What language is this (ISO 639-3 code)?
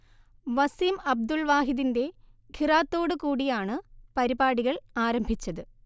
mal